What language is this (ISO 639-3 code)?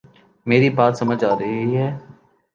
urd